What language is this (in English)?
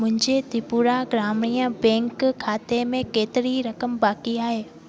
Sindhi